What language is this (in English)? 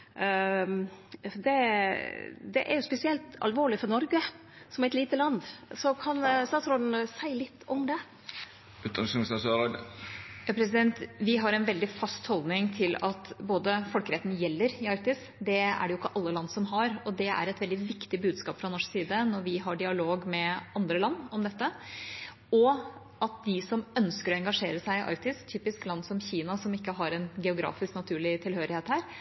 Norwegian